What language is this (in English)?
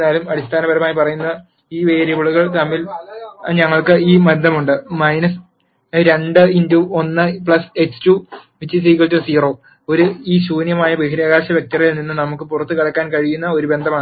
Malayalam